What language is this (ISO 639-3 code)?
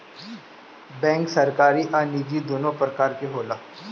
bho